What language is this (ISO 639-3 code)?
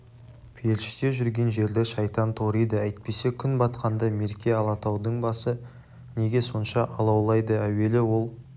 kaz